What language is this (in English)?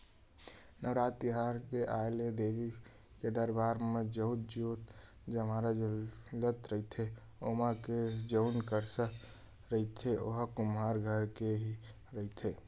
Chhattisgarhi